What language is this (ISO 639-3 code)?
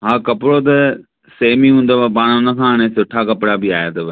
snd